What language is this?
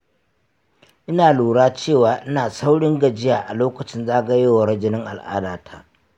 Hausa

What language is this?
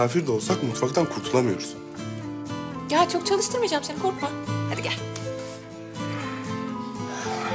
Turkish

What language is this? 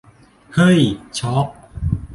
Thai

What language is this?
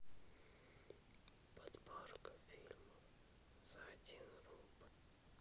Russian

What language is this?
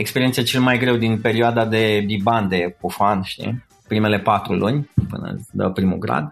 Romanian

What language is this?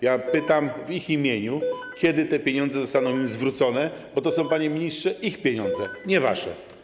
Polish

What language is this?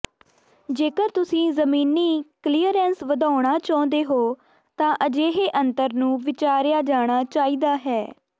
Punjabi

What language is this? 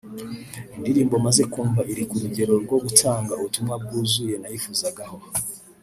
Kinyarwanda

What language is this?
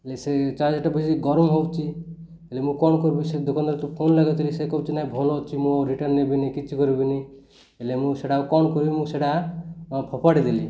Odia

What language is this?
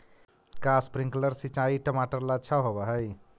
Magahi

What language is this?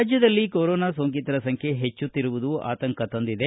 Kannada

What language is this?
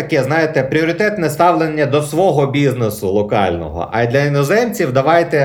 Ukrainian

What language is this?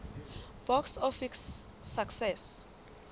Southern Sotho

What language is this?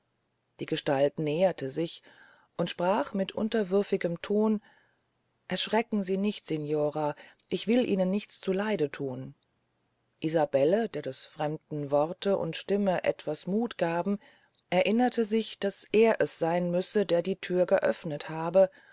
German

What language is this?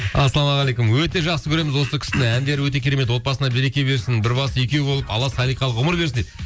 Kazakh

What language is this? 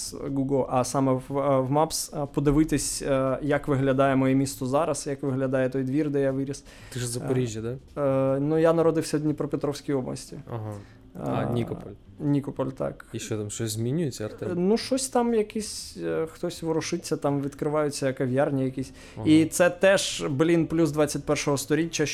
Ukrainian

